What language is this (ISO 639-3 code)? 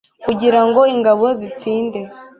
kin